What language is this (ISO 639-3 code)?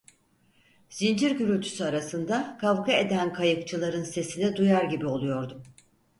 tur